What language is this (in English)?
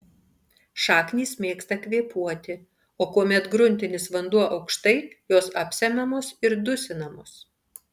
Lithuanian